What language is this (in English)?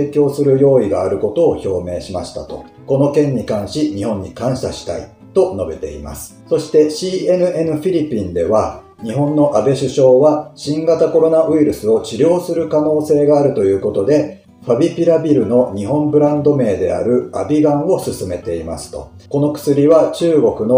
Japanese